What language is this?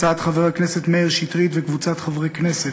Hebrew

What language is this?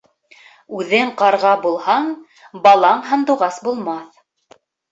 Bashkir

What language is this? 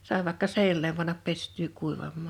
Finnish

